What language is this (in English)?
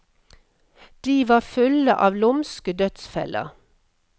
Norwegian